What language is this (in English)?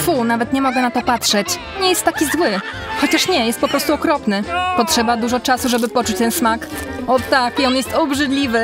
Polish